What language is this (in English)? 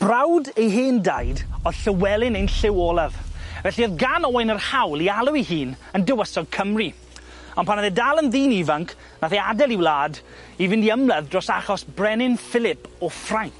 Welsh